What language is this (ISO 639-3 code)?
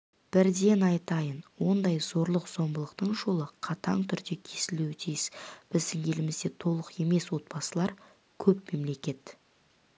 kaz